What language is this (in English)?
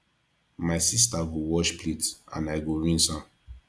Nigerian Pidgin